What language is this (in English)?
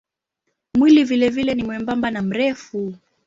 Swahili